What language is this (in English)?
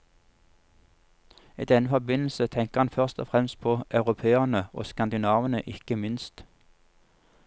Norwegian